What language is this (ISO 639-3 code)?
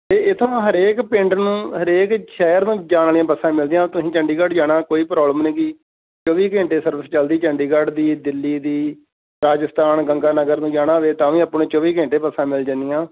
pan